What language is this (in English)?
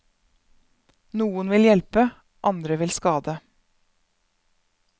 Norwegian